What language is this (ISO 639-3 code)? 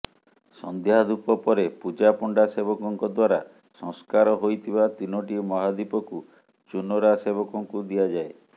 ori